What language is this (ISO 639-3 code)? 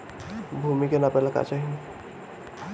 bho